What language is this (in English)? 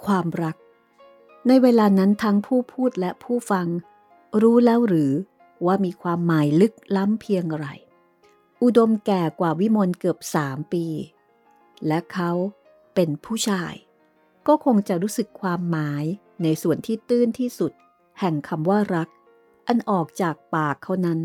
Thai